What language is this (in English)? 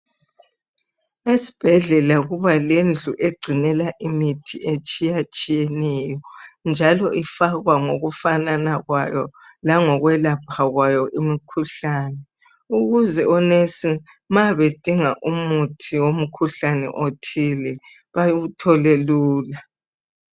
North Ndebele